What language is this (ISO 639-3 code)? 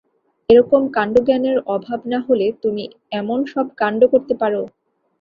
ben